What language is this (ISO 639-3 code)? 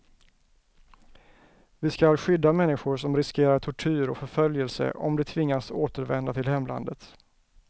swe